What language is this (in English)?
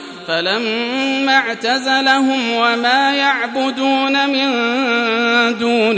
Arabic